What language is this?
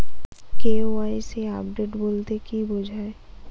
Bangla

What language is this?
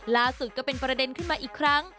Thai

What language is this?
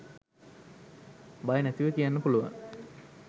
Sinhala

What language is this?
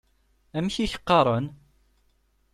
Kabyle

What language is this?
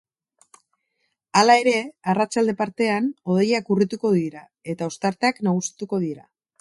Basque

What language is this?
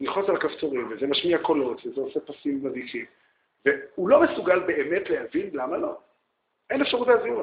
Hebrew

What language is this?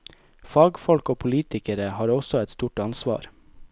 Norwegian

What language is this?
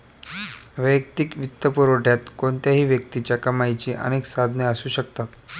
Marathi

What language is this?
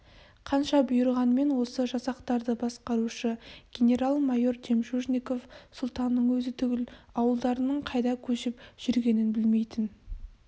Kazakh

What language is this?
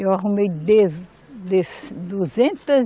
Portuguese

